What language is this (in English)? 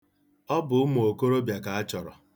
Igbo